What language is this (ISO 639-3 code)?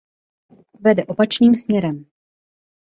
ces